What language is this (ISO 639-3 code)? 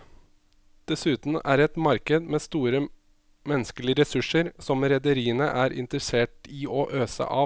nor